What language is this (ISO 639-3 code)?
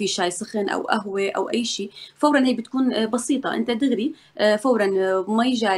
ara